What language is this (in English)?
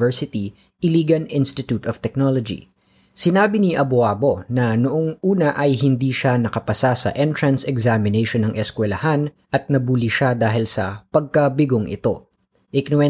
Filipino